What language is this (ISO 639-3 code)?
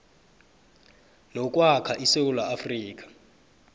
nbl